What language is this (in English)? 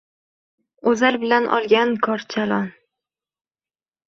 Uzbek